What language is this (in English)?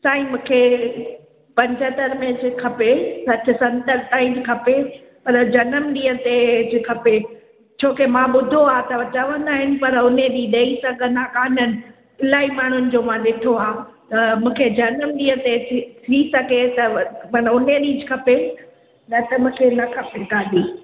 Sindhi